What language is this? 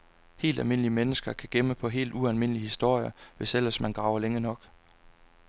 Danish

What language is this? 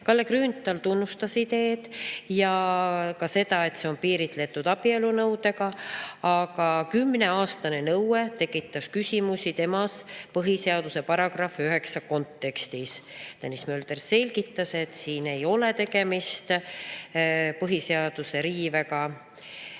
Estonian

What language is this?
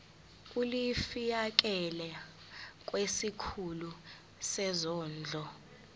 Zulu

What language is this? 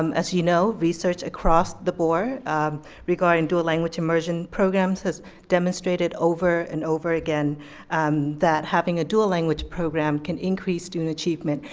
English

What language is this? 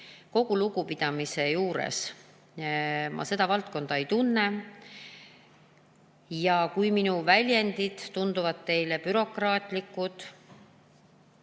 Estonian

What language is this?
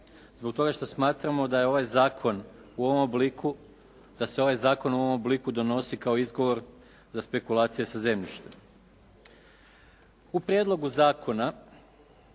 Croatian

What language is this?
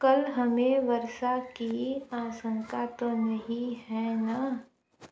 Hindi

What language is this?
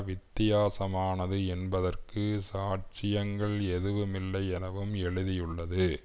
Tamil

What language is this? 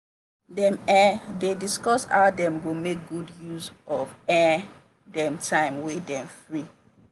Nigerian Pidgin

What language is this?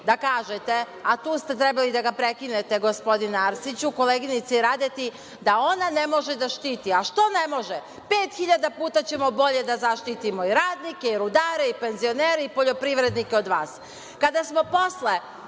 Serbian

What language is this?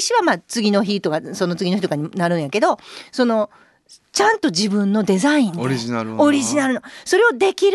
Japanese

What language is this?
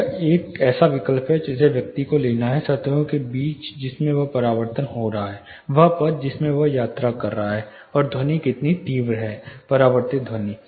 Hindi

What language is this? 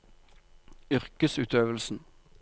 Norwegian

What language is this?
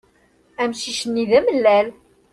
Kabyle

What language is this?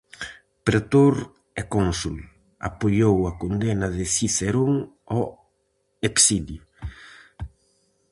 Galician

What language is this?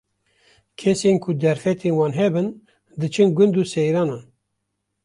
Kurdish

